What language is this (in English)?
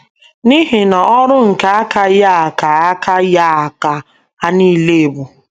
Igbo